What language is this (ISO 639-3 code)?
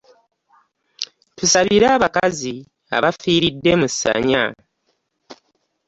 lug